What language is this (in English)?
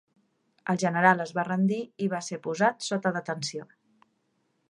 Catalan